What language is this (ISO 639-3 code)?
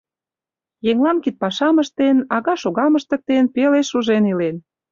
chm